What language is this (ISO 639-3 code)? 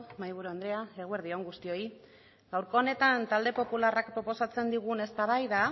eus